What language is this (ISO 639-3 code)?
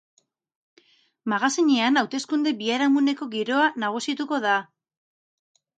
eus